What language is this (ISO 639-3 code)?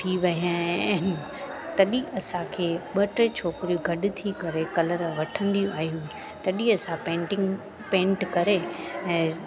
snd